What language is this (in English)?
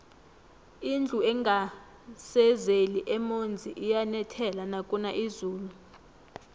South Ndebele